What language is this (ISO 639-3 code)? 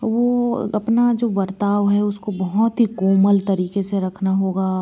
hin